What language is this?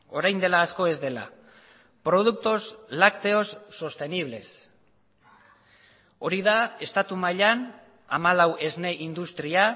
Basque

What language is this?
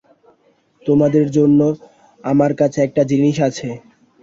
Bangla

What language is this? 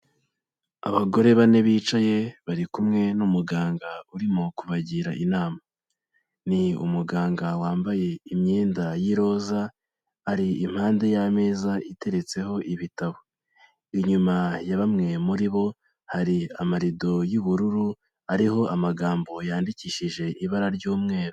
Kinyarwanda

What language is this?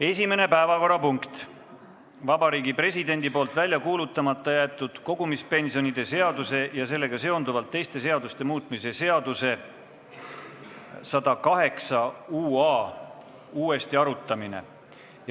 Estonian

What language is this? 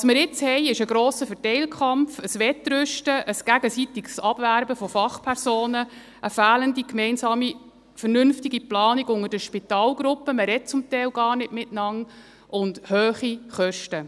Swiss German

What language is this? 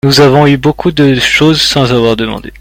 French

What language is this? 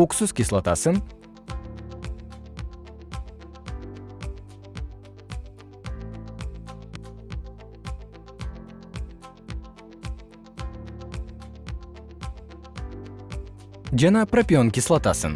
Kyrgyz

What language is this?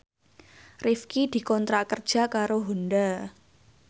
Javanese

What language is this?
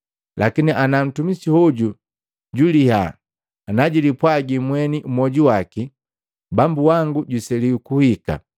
Matengo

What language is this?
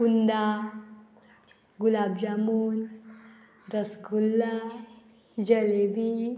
Konkani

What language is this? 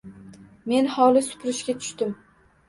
Uzbek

